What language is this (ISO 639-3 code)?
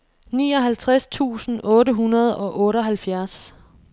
dan